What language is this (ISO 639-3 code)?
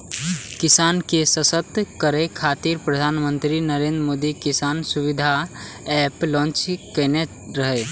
mai